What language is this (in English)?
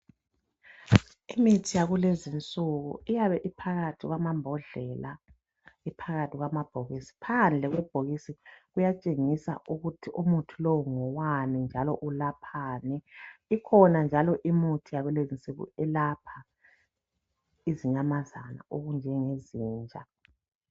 North Ndebele